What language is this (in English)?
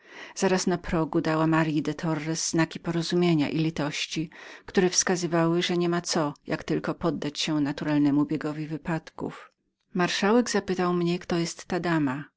Polish